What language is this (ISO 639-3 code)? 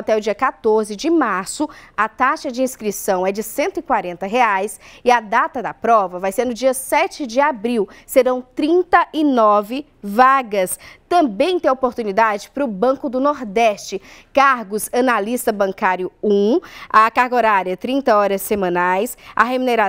por